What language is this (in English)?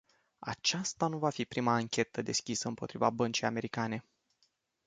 Romanian